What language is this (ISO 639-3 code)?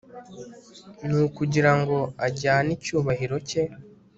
kin